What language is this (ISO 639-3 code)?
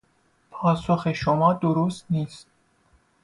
fas